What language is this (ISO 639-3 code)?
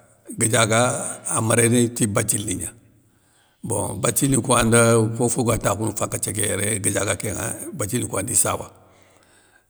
snk